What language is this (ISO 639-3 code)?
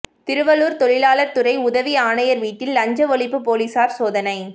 tam